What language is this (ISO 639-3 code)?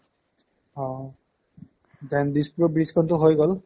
asm